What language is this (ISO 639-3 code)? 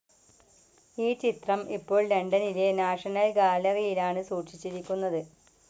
mal